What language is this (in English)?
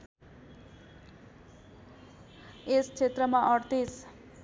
Nepali